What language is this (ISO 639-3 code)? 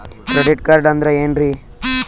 kan